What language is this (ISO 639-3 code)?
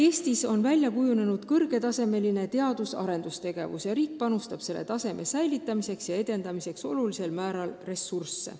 est